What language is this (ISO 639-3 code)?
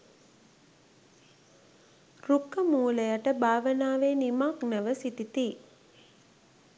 sin